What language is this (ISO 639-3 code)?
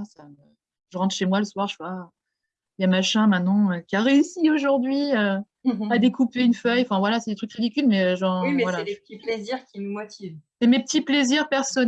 fra